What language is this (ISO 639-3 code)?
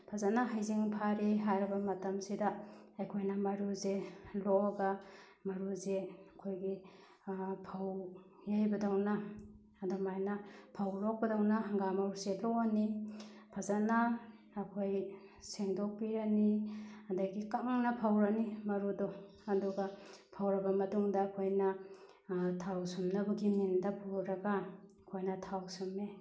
mni